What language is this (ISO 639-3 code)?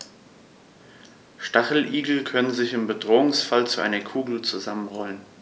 deu